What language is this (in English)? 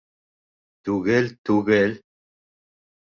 Bashkir